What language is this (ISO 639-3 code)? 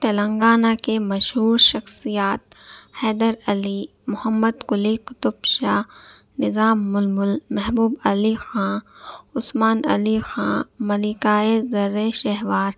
urd